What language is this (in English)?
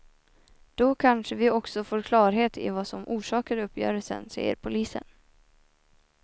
Swedish